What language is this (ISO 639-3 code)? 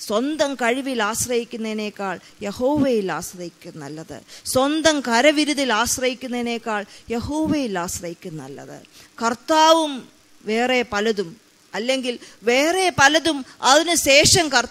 mal